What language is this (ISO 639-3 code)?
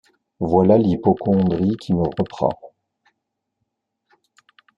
fra